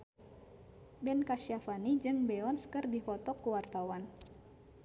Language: Sundanese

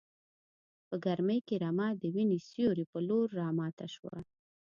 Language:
Pashto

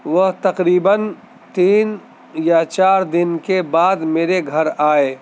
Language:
Urdu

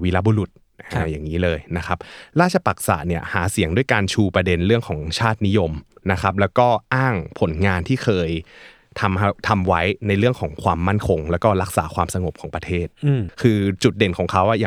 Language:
Thai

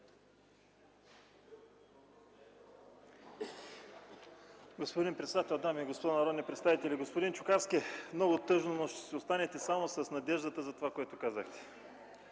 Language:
Bulgarian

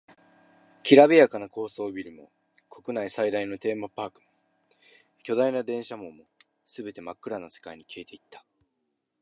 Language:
Japanese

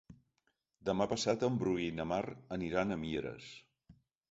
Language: Catalan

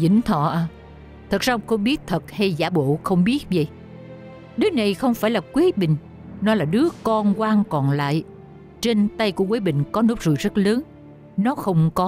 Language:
Vietnamese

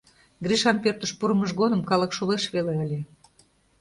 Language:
Mari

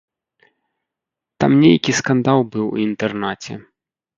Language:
Belarusian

